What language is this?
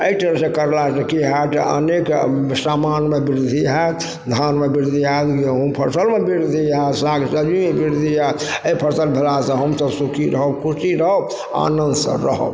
Maithili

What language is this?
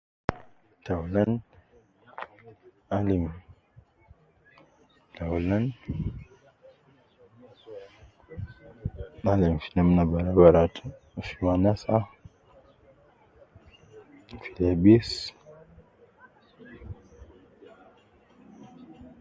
Nubi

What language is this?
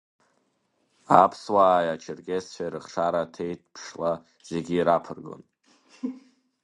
Abkhazian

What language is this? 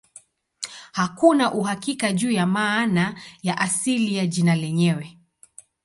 Swahili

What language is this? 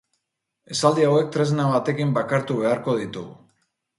Basque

